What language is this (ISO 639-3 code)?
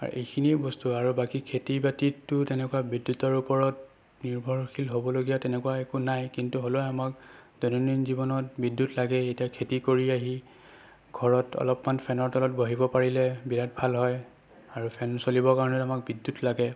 asm